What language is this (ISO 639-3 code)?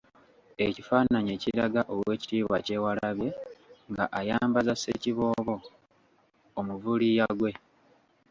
lug